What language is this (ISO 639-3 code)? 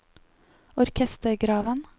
nor